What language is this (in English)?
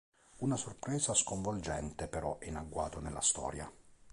Italian